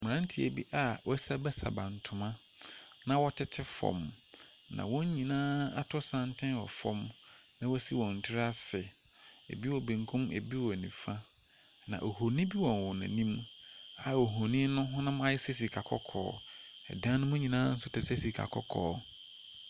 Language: Akan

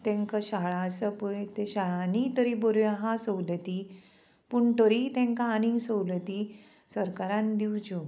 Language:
Konkani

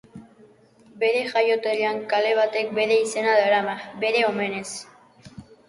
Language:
Basque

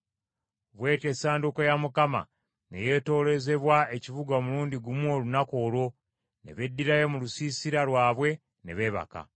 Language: Ganda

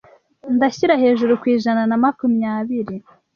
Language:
Kinyarwanda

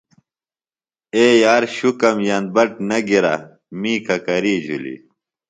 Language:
Phalura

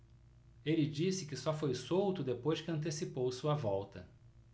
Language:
Portuguese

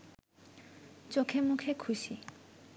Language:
Bangla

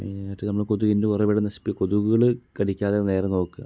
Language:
Malayalam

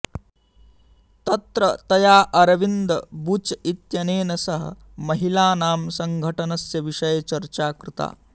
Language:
Sanskrit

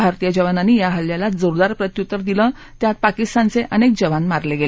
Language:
Marathi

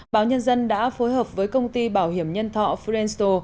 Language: Vietnamese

